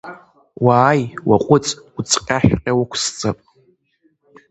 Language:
Abkhazian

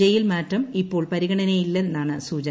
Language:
Malayalam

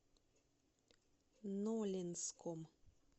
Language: Russian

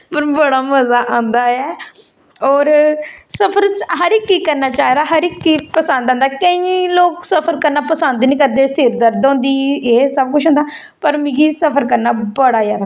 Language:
Dogri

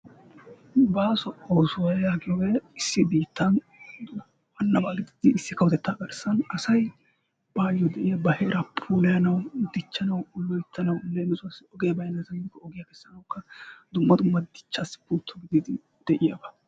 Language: Wolaytta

